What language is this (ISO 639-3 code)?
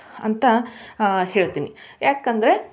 kan